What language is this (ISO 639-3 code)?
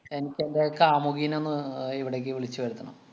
mal